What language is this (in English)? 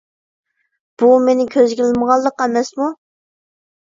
Uyghur